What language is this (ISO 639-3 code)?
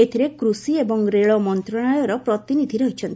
ori